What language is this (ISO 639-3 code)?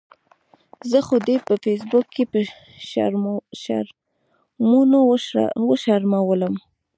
pus